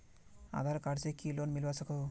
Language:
Magahi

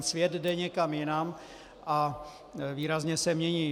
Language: Czech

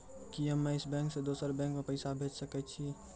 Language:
Maithili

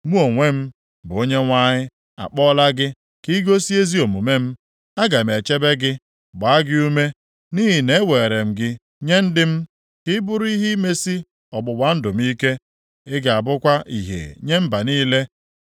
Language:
Igbo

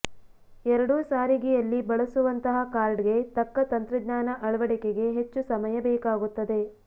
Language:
Kannada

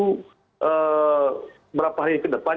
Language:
Indonesian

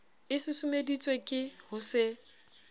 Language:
Southern Sotho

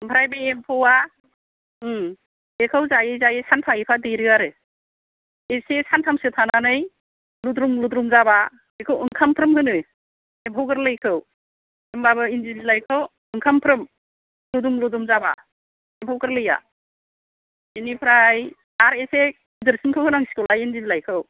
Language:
Bodo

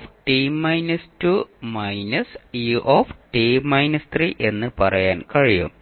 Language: Malayalam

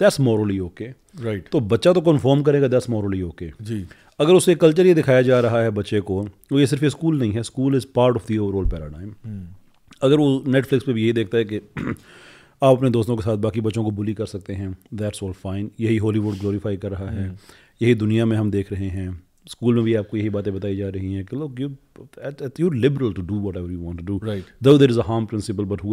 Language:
Urdu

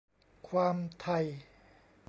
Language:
Thai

